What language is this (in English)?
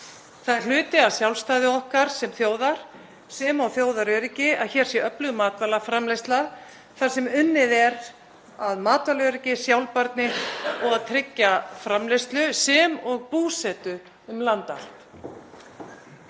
Icelandic